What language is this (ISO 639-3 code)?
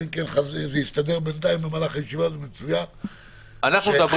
heb